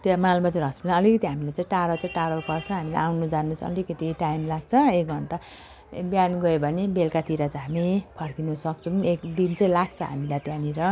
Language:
Nepali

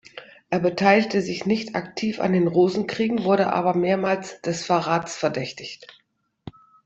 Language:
German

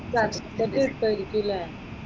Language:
Malayalam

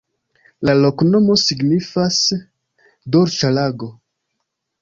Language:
Esperanto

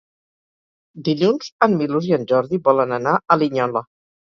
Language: Catalan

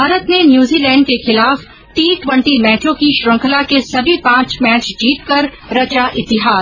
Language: Hindi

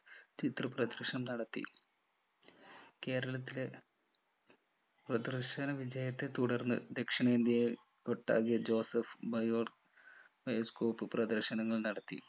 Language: Malayalam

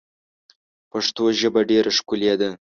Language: Pashto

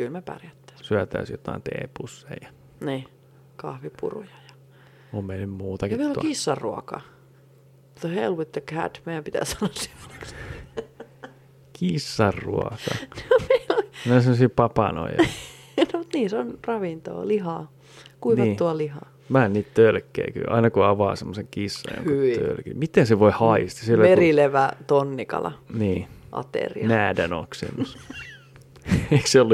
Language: Finnish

